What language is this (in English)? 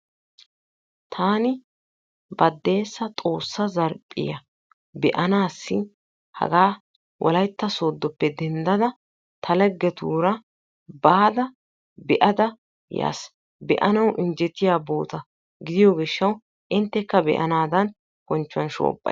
Wolaytta